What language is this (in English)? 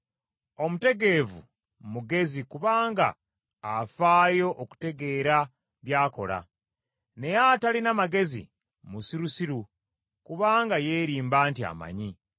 Ganda